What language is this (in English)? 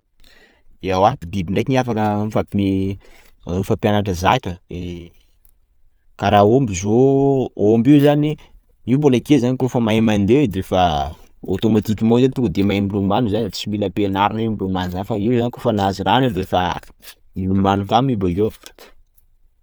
Sakalava Malagasy